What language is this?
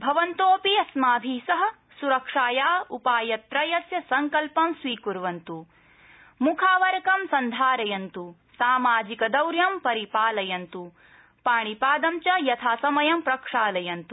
Sanskrit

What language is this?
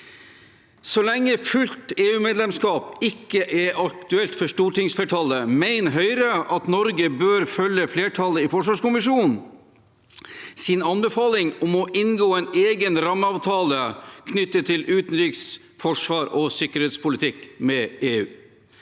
Norwegian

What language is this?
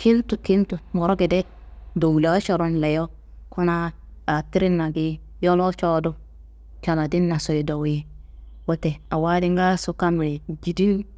Kanembu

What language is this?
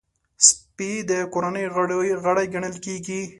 Pashto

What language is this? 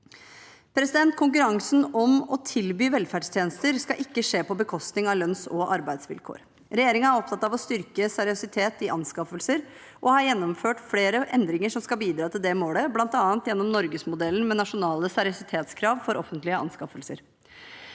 Norwegian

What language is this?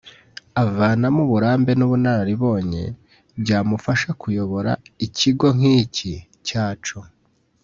Kinyarwanda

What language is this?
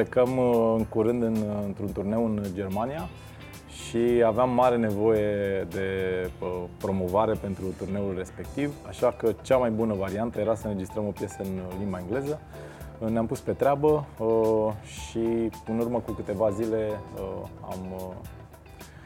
Romanian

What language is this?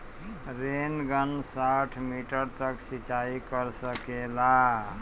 Bhojpuri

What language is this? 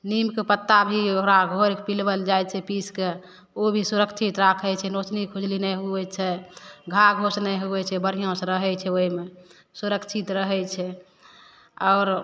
Maithili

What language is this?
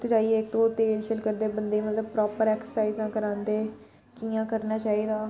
Dogri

